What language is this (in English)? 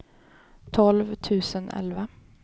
Swedish